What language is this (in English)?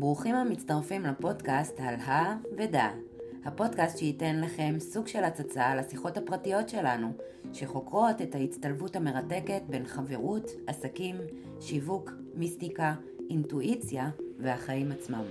Hebrew